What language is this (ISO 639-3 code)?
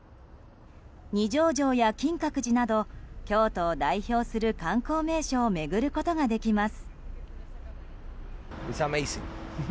jpn